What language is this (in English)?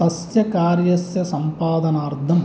Sanskrit